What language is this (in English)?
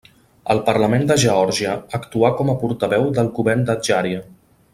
Catalan